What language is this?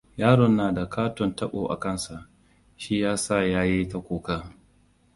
Hausa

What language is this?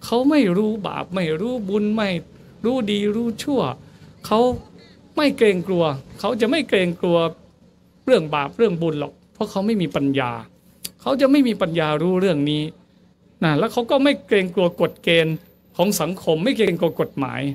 Thai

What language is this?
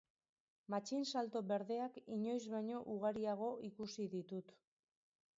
Basque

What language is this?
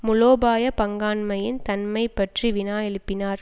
Tamil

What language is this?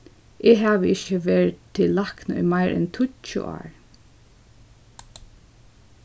Faroese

